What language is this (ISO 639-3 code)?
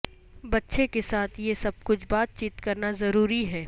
urd